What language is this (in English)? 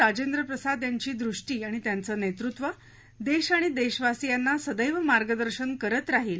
Marathi